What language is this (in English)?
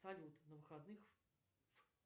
Russian